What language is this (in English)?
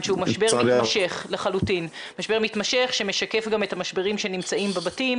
Hebrew